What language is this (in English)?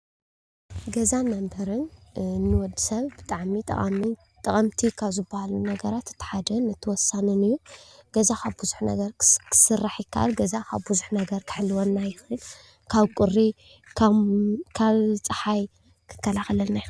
Tigrinya